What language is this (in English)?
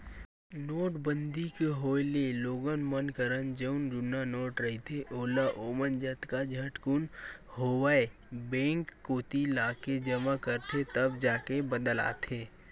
Chhattisgarhi